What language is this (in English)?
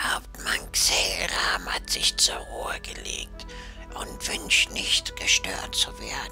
German